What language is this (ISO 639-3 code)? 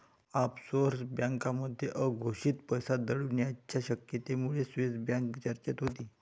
mar